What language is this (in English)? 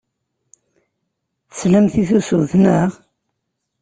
Kabyle